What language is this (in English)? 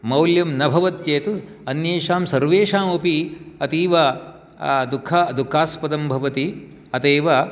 Sanskrit